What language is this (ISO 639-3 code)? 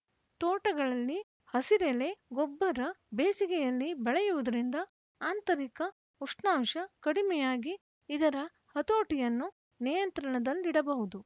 kan